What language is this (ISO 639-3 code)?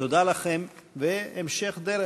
heb